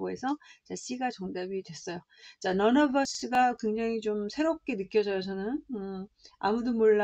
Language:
Korean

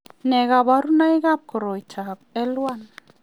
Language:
Kalenjin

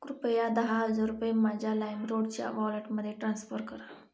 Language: Marathi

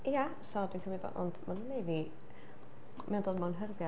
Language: Welsh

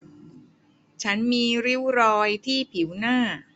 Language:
Thai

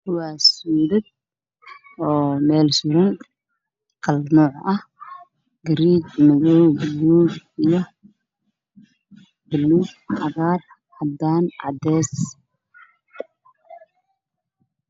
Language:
Somali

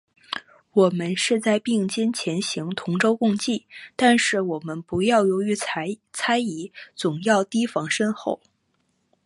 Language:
Chinese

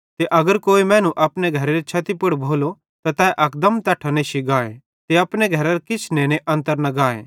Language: Bhadrawahi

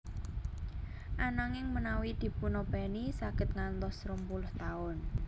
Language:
Javanese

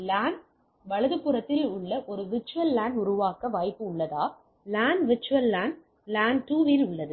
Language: Tamil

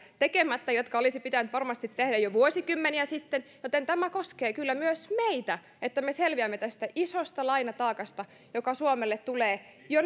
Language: Finnish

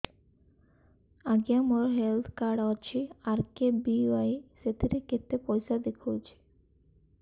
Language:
Odia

